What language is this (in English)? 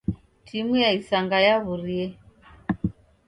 Taita